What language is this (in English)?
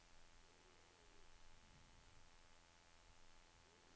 Norwegian